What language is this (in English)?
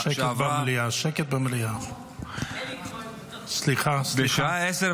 Hebrew